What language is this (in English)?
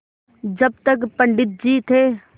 Hindi